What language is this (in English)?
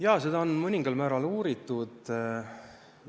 Estonian